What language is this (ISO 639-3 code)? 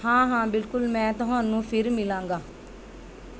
pan